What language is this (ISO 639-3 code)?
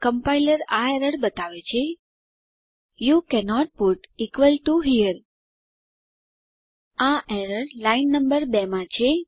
guj